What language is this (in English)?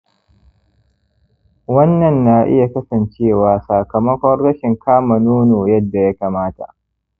Hausa